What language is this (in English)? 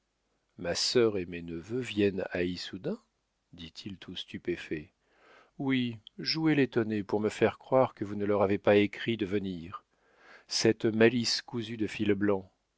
French